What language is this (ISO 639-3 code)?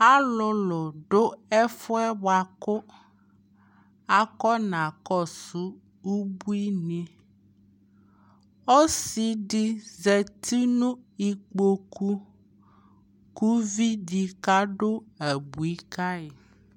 kpo